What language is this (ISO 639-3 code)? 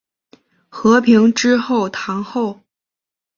zho